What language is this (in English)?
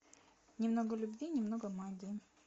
Russian